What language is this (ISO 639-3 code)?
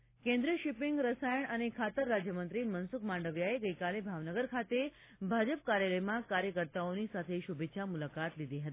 guj